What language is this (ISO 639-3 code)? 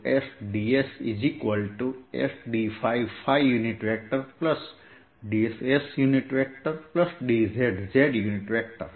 guj